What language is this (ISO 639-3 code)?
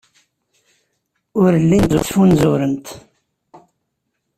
kab